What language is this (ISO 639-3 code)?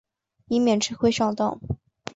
zho